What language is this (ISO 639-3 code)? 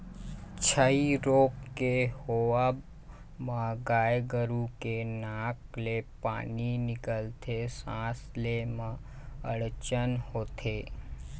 hne